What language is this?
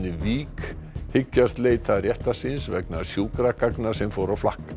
Icelandic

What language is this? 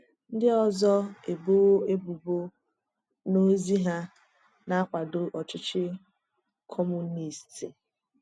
Igbo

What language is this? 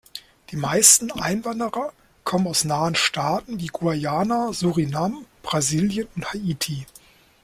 German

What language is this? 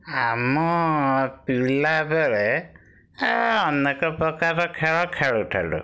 Odia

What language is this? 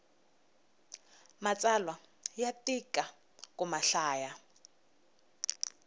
Tsonga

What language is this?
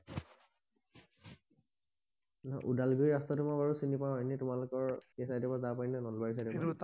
Assamese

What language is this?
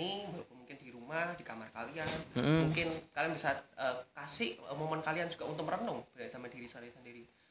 Indonesian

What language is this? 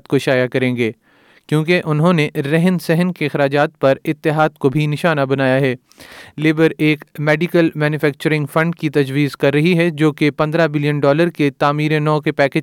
Urdu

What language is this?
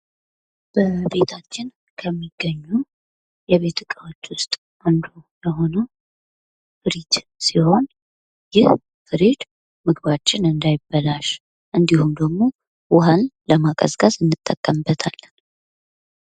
Amharic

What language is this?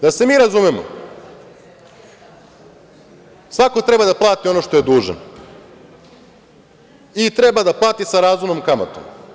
Serbian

